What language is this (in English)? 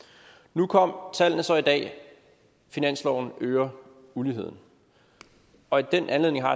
Danish